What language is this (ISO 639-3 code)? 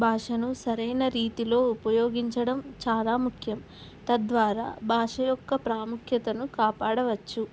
tel